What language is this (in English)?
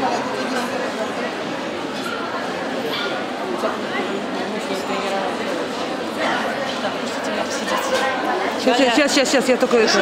Russian